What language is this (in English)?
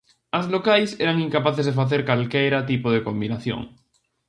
Galician